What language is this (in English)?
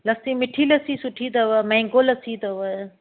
Sindhi